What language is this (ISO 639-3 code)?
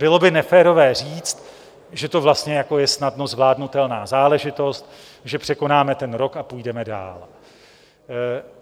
ces